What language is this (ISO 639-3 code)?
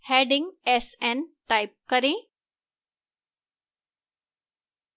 hin